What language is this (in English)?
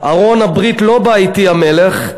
Hebrew